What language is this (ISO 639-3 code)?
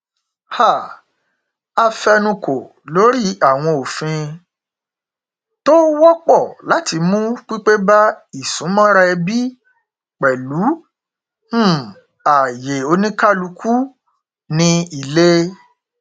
yor